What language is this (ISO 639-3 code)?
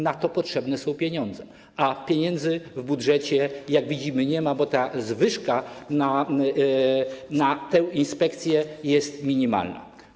pol